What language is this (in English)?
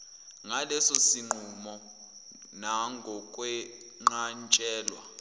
Zulu